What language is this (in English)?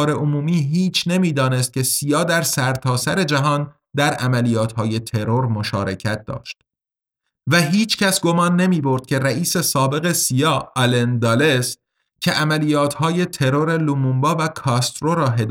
Persian